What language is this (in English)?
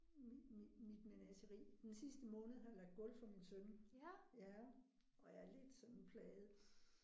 Danish